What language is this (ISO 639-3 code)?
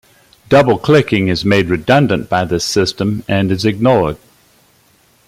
eng